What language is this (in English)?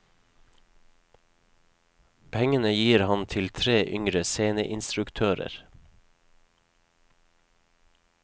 Norwegian